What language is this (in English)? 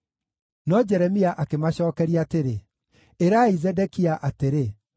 Kikuyu